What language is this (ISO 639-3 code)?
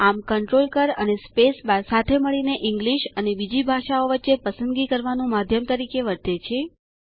guj